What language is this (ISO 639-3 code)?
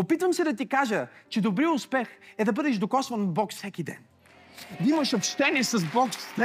bul